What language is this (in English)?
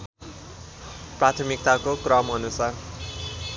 Nepali